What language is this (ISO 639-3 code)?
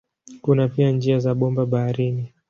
swa